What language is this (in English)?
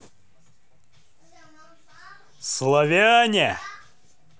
Russian